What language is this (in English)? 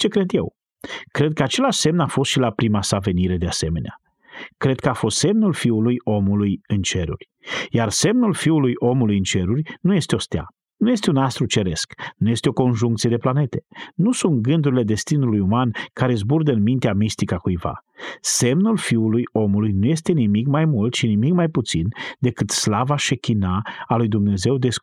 Romanian